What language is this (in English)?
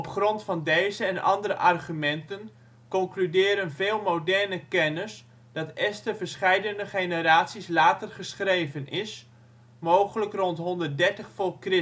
Dutch